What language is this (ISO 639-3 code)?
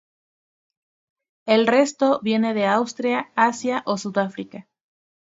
spa